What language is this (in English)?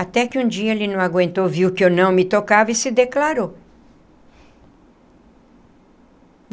Portuguese